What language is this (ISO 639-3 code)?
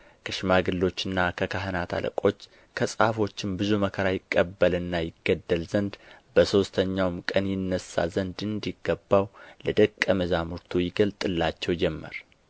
amh